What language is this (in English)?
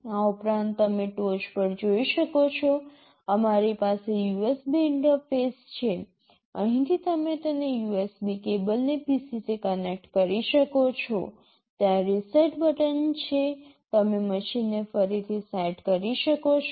Gujarati